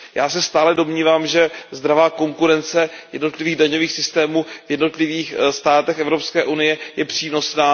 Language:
Czech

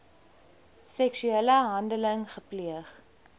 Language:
Afrikaans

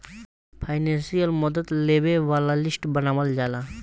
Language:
Bhojpuri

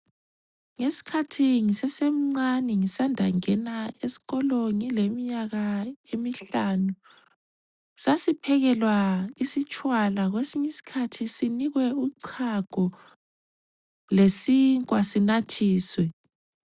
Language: North Ndebele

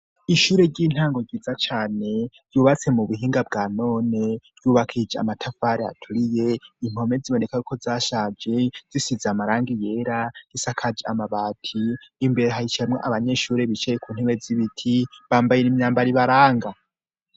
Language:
Rundi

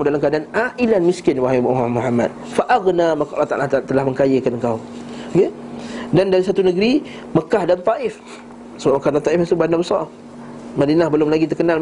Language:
Malay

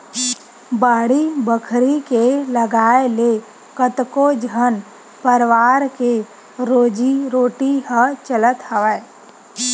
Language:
Chhattisgarhi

